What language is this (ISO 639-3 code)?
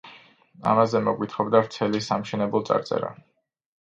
kat